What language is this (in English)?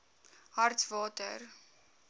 Afrikaans